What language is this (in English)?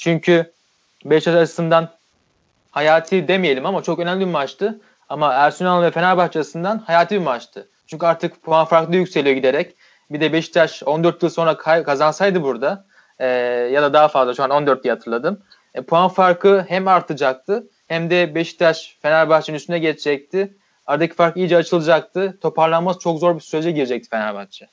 Turkish